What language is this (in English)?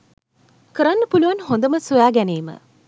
Sinhala